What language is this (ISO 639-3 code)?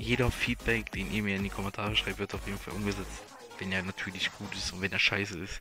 deu